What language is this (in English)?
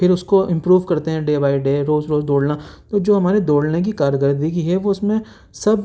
Urdu